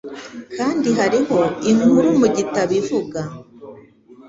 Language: Kinyarwanda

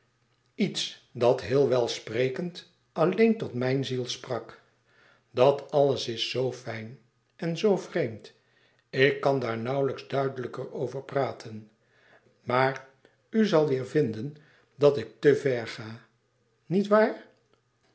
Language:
Dutch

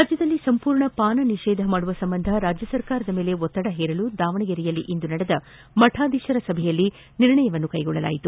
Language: Kannada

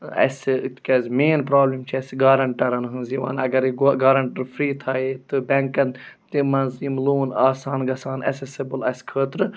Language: Kashmiri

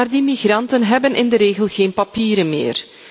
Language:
Dutch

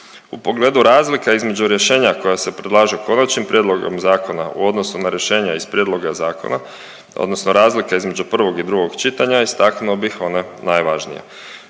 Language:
Croatian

